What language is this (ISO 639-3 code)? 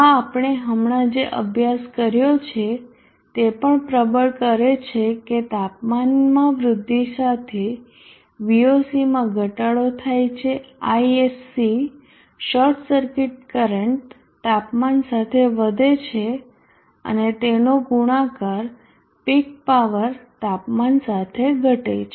guj